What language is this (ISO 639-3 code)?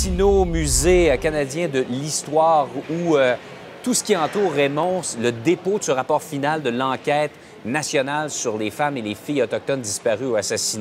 fra